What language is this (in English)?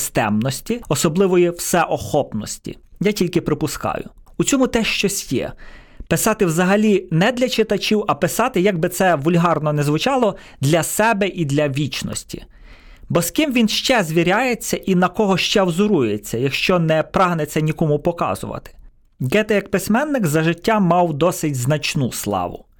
Ukrainian